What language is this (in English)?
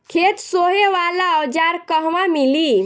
Bhojpuri